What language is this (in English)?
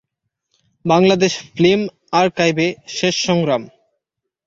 Bangla